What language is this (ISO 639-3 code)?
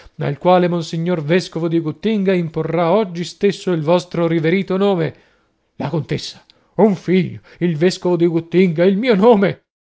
ita